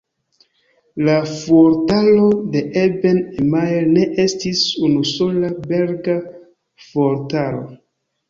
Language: Esperanto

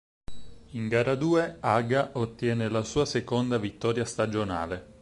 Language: Italian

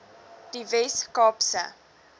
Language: Afrikaans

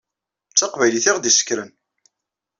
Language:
Kabyle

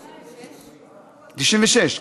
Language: Hebrew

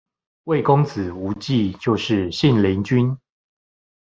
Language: Chinese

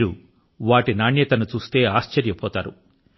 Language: Telugu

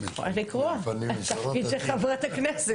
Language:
Hebrew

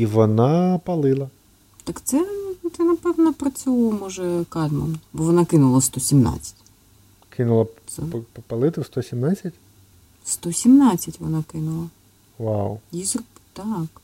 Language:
Ukrainian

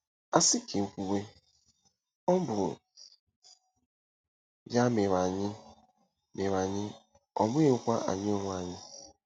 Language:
Igbo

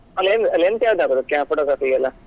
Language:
Kannada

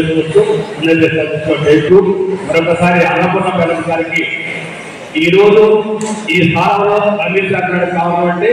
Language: Telugu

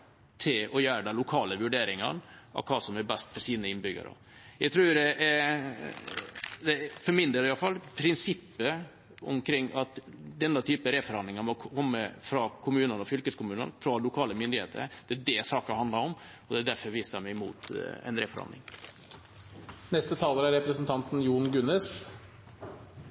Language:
Norwegian Bokmål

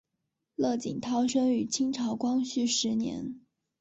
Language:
Chinese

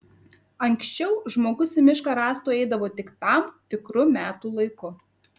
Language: Lithuanian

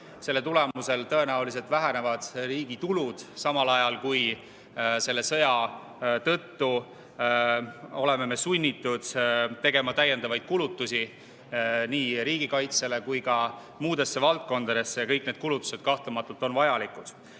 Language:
Estonian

